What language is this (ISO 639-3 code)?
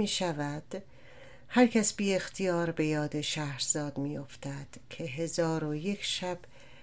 fas